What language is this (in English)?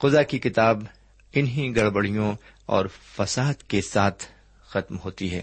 Urdu